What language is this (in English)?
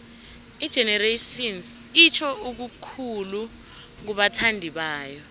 South Ndebele